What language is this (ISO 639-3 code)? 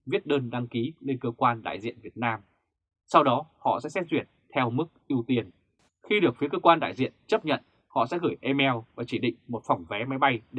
vie